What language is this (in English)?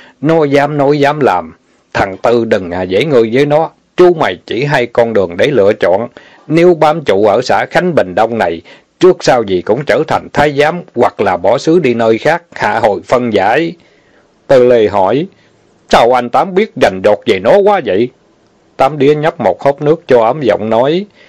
Vietnamese